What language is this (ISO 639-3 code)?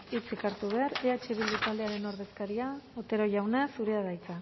eus